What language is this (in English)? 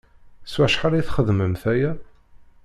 Kabyle